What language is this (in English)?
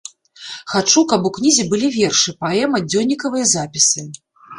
Belarusian